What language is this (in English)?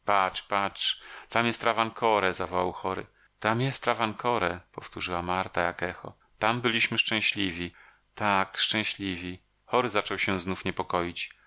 Polish